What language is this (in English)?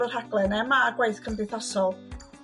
Welsh